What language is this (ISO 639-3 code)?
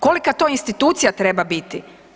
hrv